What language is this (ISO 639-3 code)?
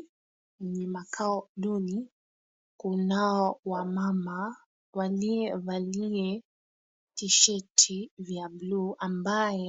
swa